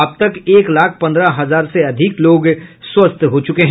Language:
Hindi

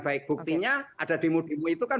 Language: Indonesian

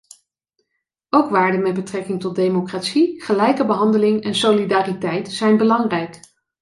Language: Dutch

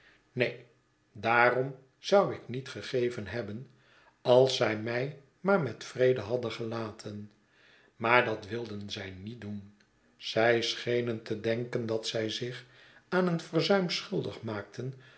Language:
Dutch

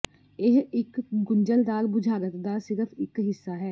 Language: Punjabi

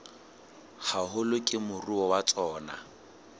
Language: Southern Sotho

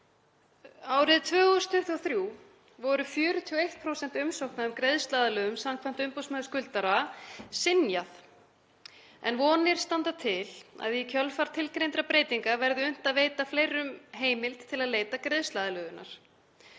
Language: Icelandic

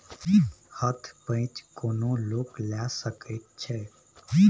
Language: Maithili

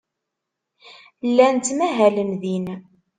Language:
Kabyle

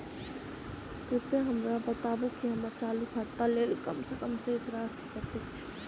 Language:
Maithili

